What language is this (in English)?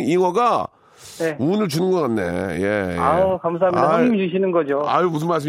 Korean